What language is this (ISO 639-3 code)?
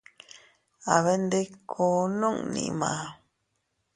cut